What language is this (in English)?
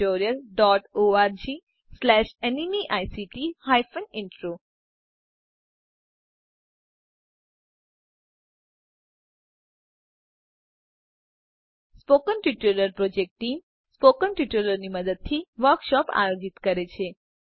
Gujarati